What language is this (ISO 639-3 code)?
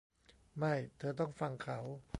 tha